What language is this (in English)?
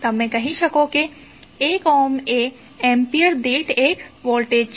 Gujarati